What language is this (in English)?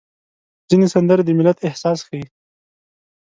Pashto